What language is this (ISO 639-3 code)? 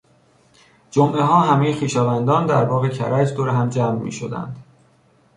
fas